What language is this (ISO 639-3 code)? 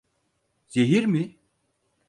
tur